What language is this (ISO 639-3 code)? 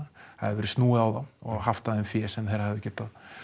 isl